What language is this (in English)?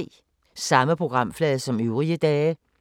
Danish